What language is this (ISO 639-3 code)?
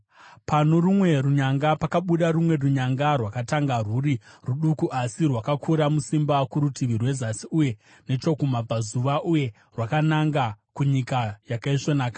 sna